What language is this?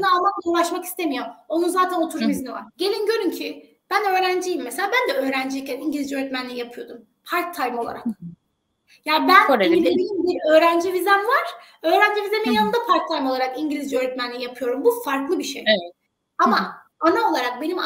Turkish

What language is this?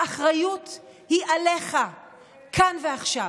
Hebrew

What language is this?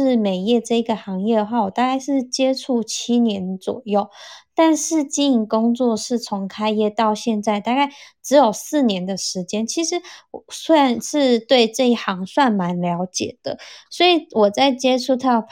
Chinese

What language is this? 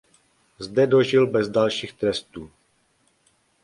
Czech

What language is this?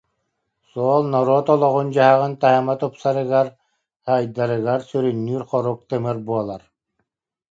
Yakut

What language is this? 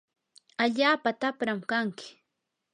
Yanahuanca Pasco Quechua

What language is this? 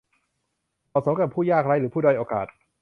Thai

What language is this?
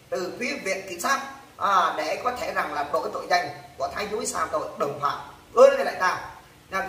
Vietnamese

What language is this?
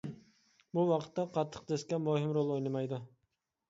Uyghur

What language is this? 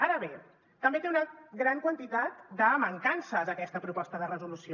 Catalan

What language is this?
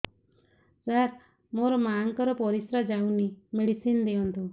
Odia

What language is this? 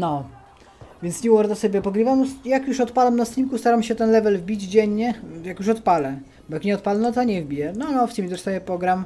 Polish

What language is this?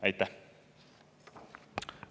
Estonian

